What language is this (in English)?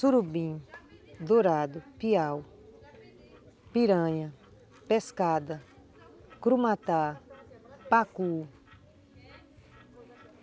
Portuguese